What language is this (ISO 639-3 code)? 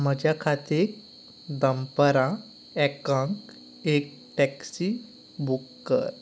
kok